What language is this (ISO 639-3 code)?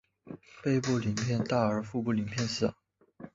zho